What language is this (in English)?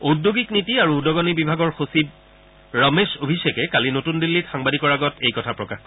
Assamese